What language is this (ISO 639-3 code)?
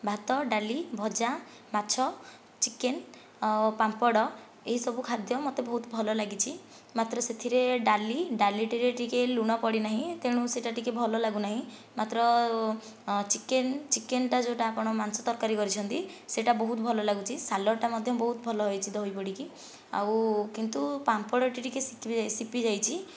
ori